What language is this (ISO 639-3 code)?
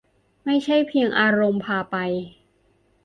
tha